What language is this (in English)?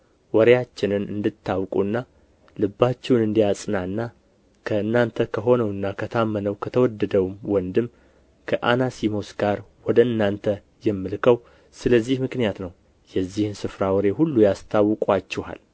Amharic